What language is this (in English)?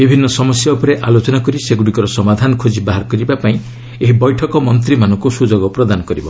Odia